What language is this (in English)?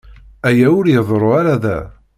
Kabyle